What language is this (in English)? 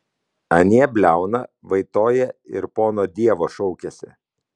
Lithuanian